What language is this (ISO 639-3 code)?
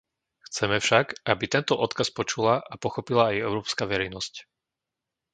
slk